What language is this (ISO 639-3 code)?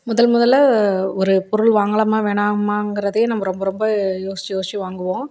tam